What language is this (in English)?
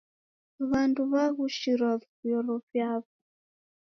Taita